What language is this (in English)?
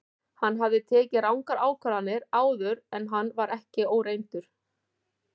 Icelandic